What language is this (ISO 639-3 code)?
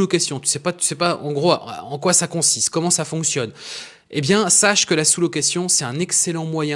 fra